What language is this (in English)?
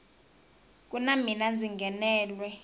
Tsonga